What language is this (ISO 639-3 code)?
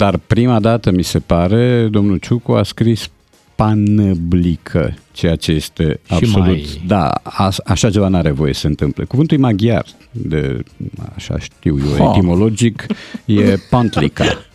ron